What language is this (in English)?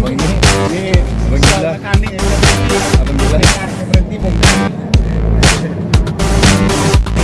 Indonesian